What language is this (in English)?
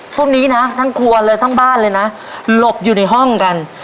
Thai